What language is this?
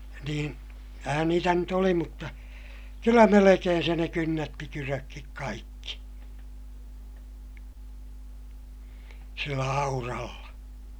Finnish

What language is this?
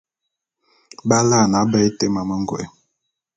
Bulu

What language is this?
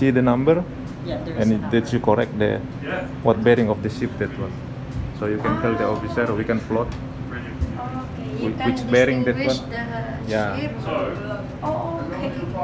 Indonesian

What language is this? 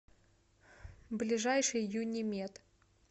Russian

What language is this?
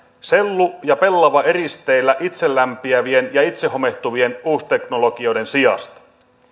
Finnish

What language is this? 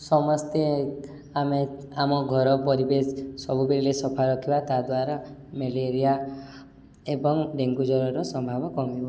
Odia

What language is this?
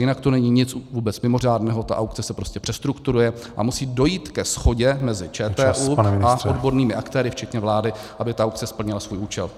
Czech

